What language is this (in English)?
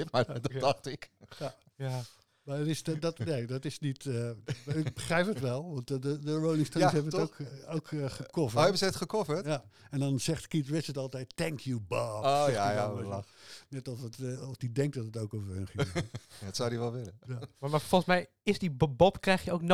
Dutch